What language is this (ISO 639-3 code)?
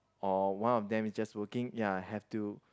eng